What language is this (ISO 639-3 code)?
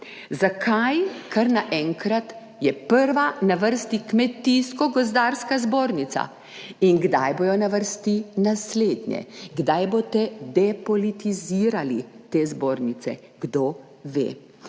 slv